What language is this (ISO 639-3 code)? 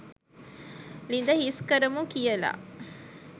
sin